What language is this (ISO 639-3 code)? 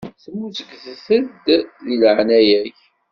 kab